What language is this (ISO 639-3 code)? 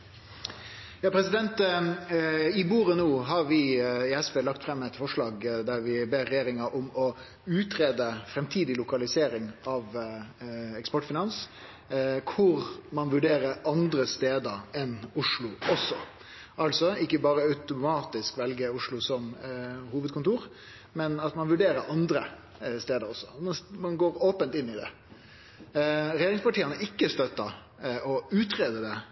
nno